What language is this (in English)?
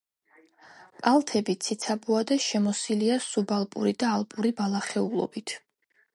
Georgian